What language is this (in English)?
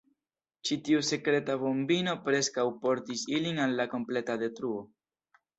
Esperanto